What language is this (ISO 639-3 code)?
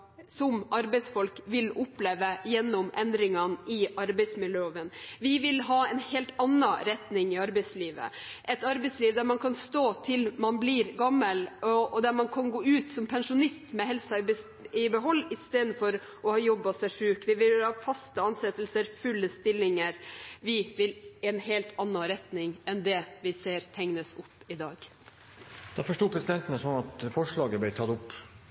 nob